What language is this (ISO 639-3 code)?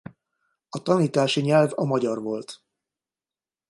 hun